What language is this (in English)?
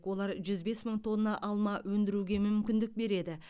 Kazakh